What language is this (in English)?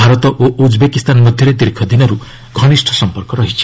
Odia